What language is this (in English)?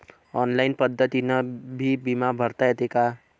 Marathi